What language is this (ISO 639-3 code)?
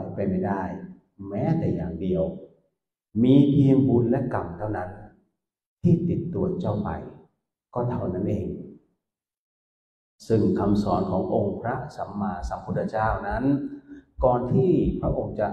tha